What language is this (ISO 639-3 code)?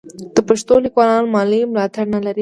pus